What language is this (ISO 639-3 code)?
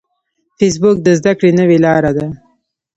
pus